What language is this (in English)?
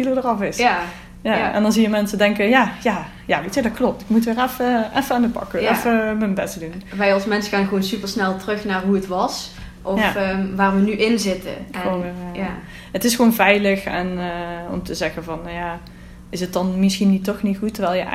Dutch